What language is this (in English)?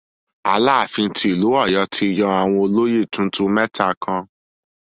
Yoruba